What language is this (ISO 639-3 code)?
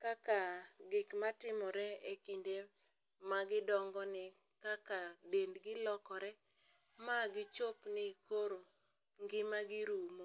luo